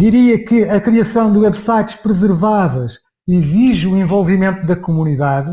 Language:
Portuguese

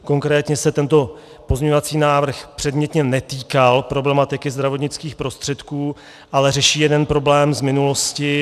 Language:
Czech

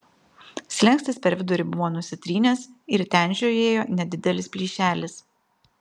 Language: Lithuanian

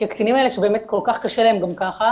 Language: Hebrew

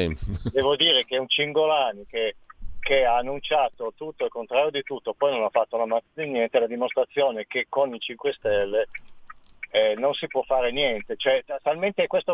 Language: Italian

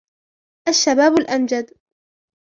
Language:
Arabic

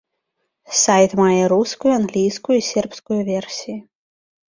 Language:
Belarusian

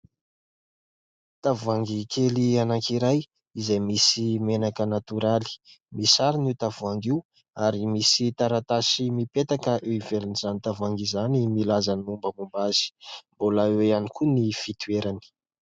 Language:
Malagasy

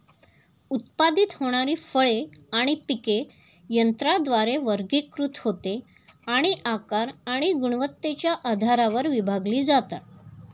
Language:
Marathi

